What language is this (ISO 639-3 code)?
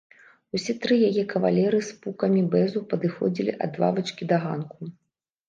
bel